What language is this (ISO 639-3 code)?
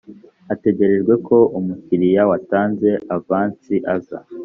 kin